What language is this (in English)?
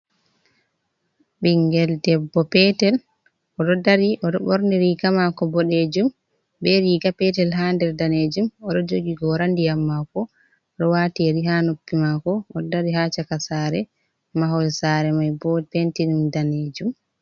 Fula